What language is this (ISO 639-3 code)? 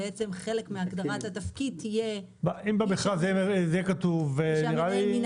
heb